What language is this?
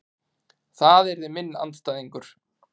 Icelandic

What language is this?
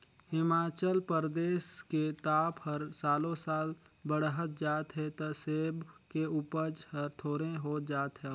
Chhattisgarhi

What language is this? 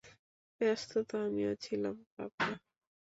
Bangla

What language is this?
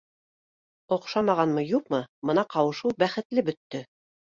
Bashkir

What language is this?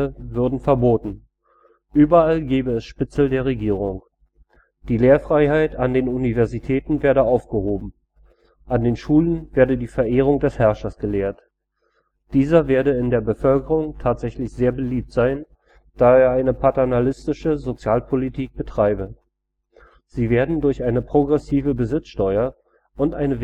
German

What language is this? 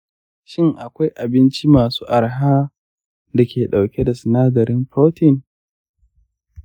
Hausa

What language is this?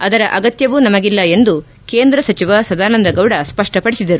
Kannada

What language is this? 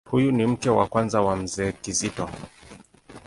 Swahili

